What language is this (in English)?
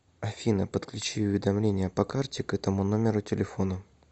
Russian